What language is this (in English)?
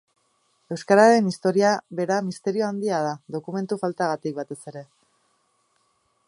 Basque